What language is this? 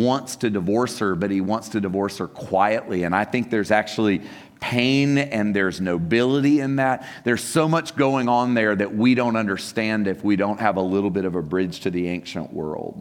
English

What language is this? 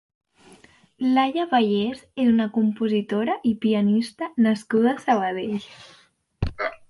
Catalan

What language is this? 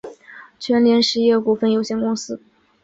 Chinese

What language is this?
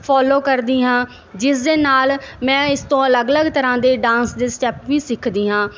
Punjabi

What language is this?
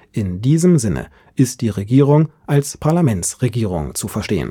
German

